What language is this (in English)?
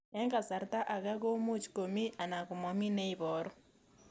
Kalenjin